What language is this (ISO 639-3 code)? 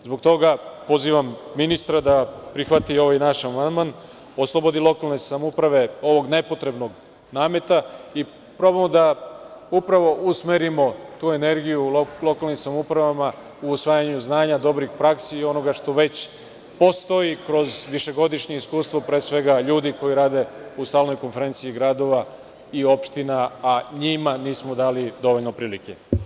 srp